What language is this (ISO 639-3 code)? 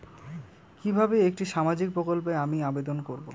ben